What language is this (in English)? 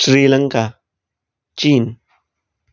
Konkani